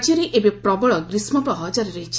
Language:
Odia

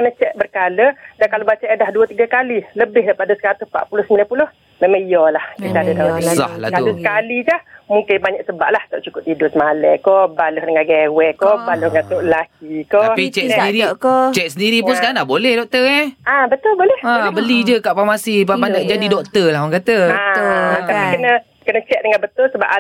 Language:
Malay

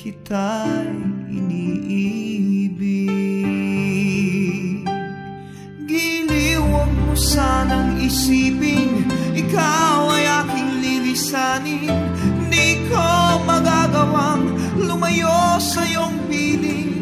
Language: Latvian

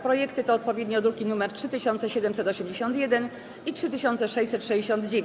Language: Polish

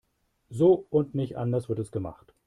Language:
German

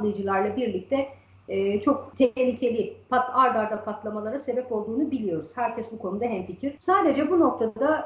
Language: Turkish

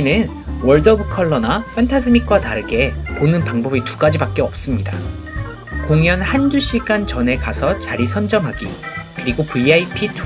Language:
Korean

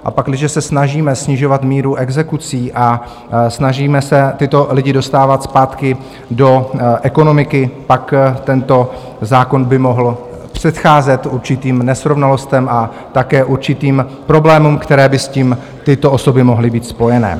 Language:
Czech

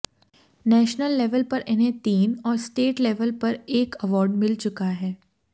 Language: Hindi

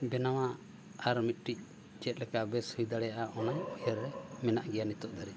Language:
Santali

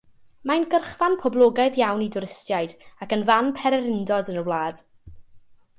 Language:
Welsh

